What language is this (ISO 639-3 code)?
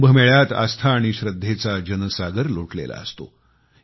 mar